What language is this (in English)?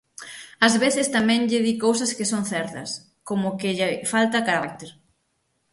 Galician